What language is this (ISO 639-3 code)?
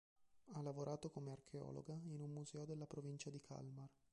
ita